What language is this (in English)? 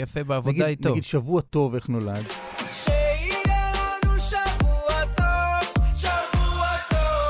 Hebrew